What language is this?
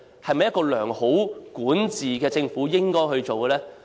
Cantonese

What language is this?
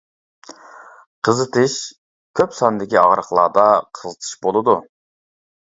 Uyghur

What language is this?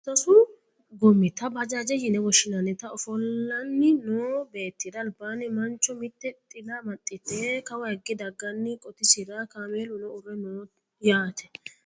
Sidamo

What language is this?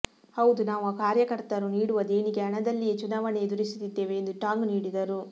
Kannada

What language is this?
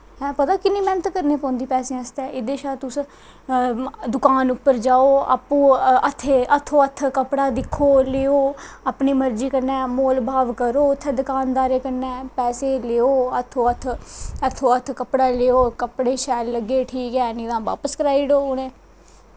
Dogri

